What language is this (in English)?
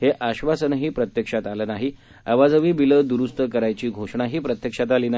Marathi